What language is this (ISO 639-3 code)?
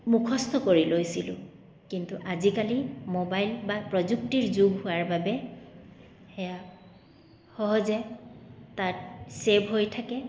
asm